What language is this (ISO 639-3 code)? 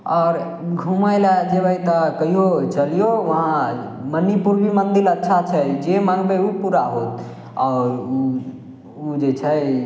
mai